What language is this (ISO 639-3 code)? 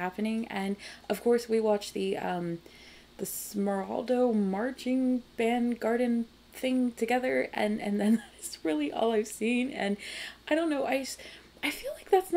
eng